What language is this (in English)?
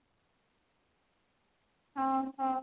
Odia